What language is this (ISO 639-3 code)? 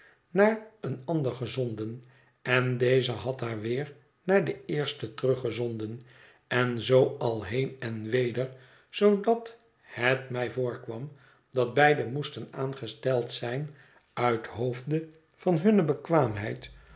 nld